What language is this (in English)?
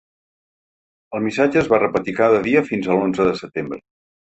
Catalan